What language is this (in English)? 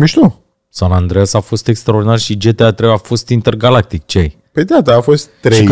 Romanian